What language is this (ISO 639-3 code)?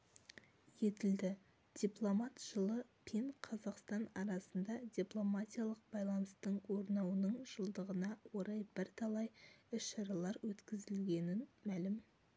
kaz